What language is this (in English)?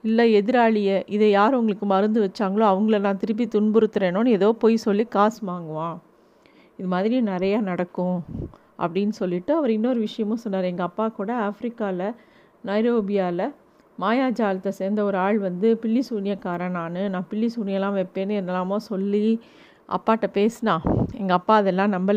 Tamil